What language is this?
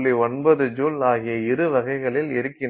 Tamil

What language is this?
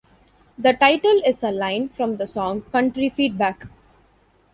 English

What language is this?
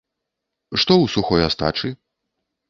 Belarusian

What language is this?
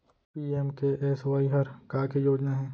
Chhattisgarhi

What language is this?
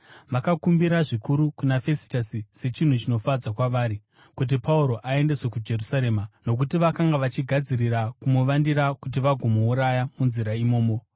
Shona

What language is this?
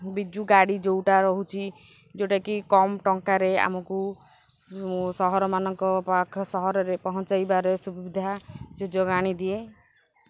Odia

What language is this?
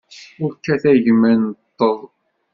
Kabyle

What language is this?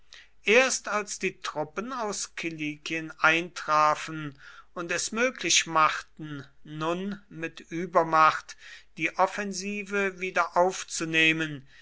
German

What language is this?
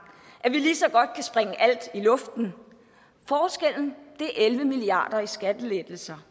Danish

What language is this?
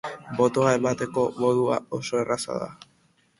Basque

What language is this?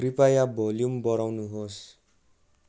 Nepali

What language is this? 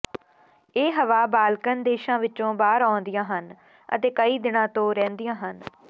Punjabi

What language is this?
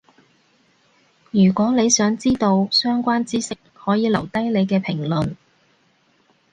Cantonese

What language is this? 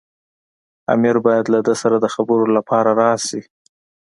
Pashto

